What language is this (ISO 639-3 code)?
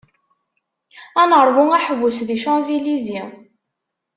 kab